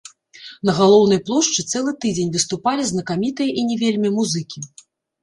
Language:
Belarusian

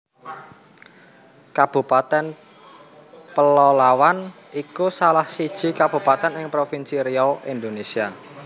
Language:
Javanese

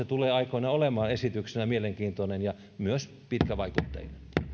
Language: Finnish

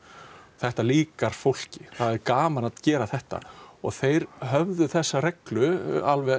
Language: Icelandic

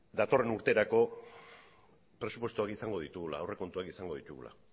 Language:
Basque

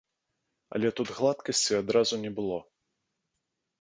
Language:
Belarusian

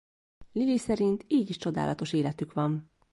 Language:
Hungarian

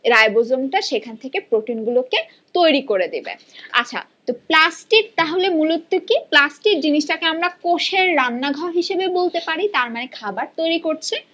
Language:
Bangla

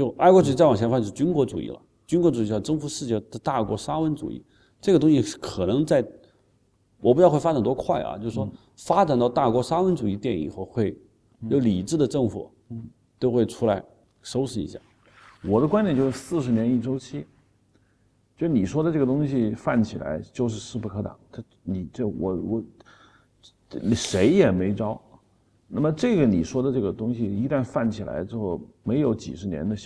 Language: Chinese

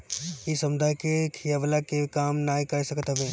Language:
Bhojpuri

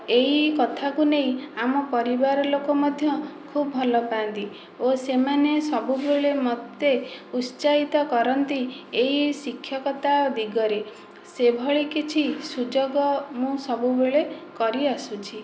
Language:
Odia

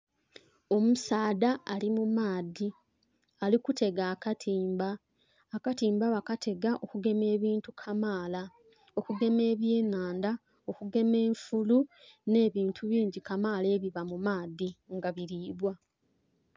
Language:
Soga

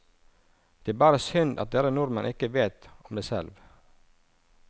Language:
Norwegian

